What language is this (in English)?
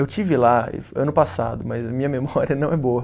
Portuguese